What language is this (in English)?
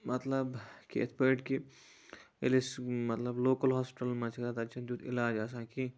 Kashmiri